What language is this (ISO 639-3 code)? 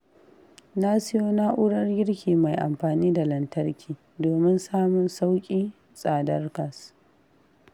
hau